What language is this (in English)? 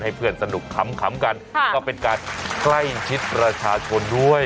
Thai